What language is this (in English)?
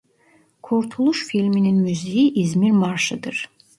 Turkish